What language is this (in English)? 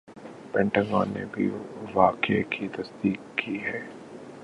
Urdu